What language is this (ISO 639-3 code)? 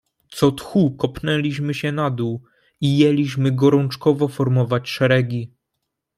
pol